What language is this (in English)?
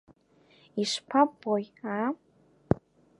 Abkhazian